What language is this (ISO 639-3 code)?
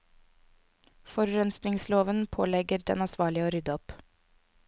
nor